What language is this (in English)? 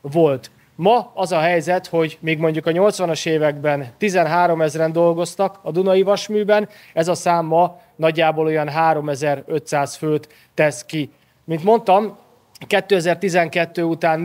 Hungarian